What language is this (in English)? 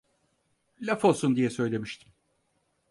Turkish